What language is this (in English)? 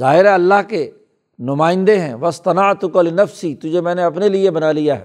Urdu